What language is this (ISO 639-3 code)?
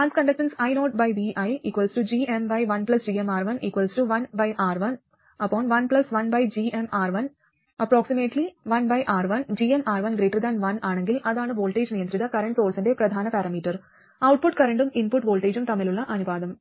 mal